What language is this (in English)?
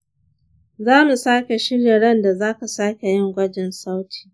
Hausa